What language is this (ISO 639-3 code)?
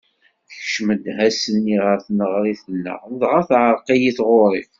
kab